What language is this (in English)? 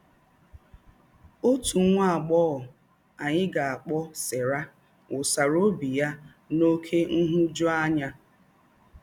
Igbo